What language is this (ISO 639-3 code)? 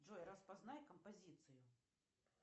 rus